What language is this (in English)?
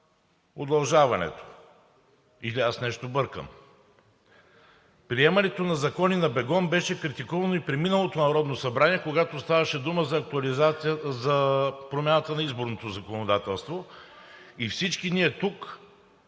Bulgarian